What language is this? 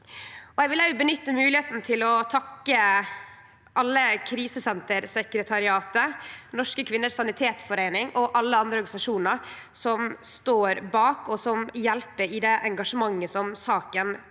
Norwegian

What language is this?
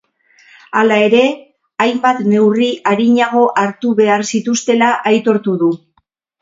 Basque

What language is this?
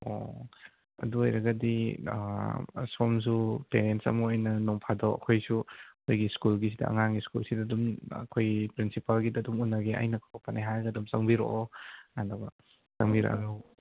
Manipuri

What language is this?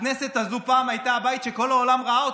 Hebrew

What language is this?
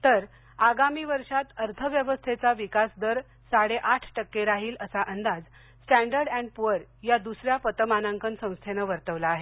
Marathi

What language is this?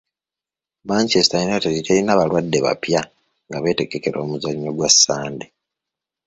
Ganda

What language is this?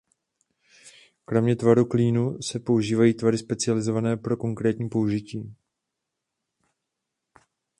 Czech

